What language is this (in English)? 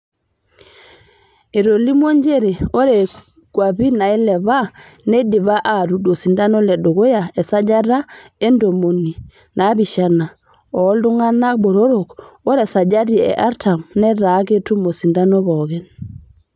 Masai